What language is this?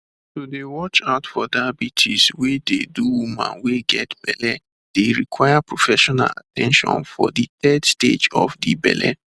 Nigerian Pidgin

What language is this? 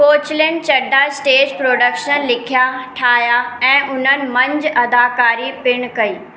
Sindhi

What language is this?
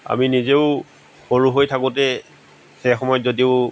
Assamese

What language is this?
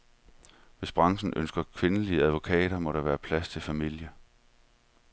Danish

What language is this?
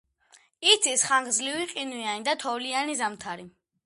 Georgian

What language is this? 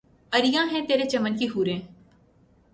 Urdu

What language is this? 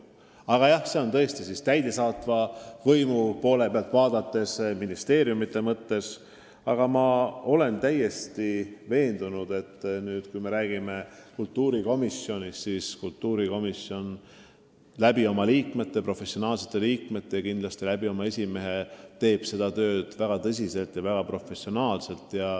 Estonian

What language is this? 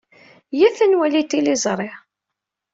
Kabyle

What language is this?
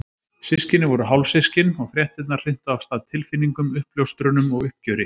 Icelandic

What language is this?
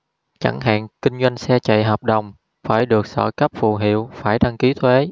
Vietnamese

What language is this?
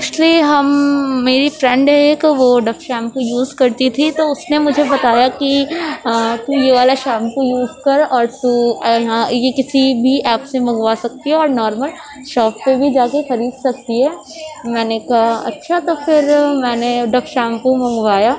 Urdu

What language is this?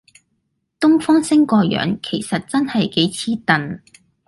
Cantonese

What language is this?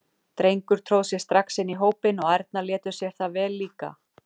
Icelandic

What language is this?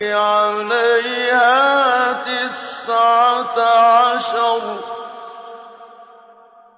Arabic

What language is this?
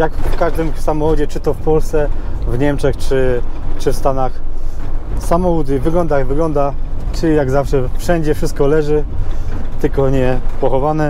Polish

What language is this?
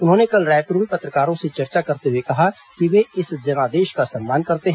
Hindi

